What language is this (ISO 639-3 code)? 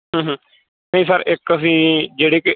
pan